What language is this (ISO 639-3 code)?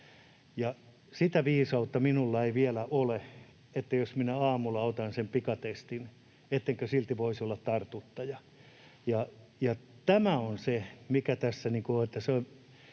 fin